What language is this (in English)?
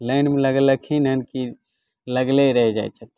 Maithili